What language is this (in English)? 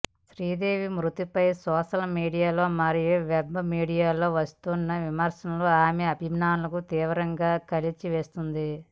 Telugu